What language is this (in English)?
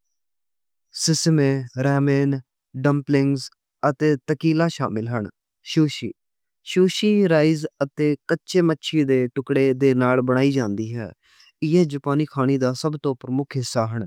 Western Panjabi